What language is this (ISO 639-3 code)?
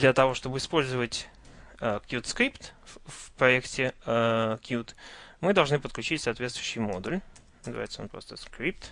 rus